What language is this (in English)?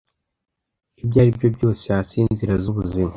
Kinyarwanda